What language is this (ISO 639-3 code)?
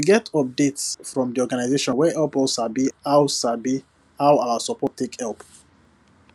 pcm